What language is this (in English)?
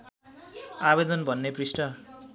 Nepali